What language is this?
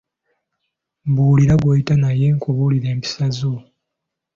Ganda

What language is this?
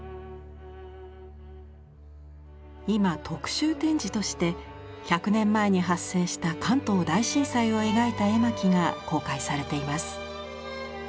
Japanese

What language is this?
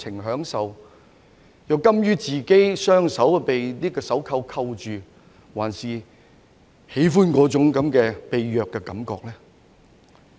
Cantonese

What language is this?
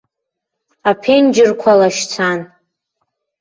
Abkhazian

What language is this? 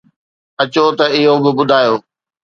Sindhi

